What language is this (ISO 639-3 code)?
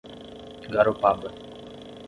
por